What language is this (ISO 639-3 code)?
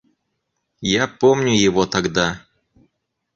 rus